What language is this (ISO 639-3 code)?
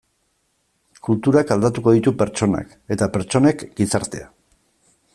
eus